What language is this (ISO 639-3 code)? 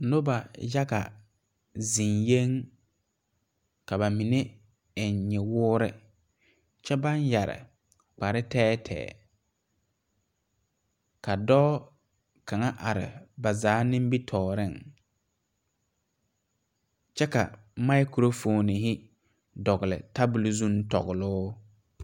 dga